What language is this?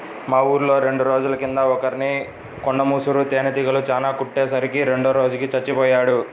Telugu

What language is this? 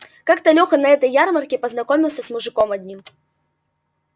Russian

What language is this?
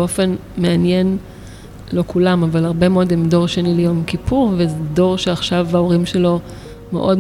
Hebrew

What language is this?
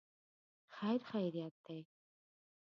Pashto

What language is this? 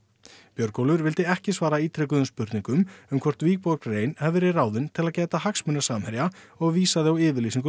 Icelandic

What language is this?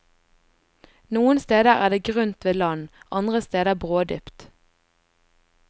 Norwegian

